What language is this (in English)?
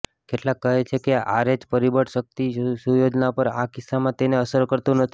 Gujarati